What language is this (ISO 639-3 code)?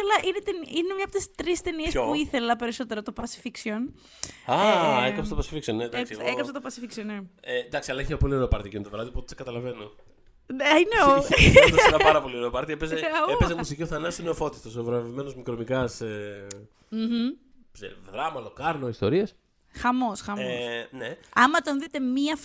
ell